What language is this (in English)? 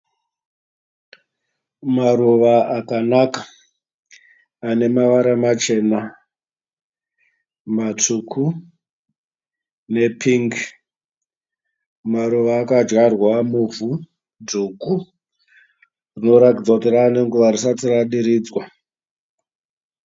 Shona